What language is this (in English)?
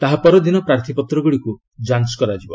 Odia